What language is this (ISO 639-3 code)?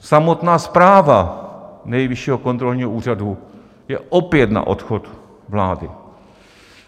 ces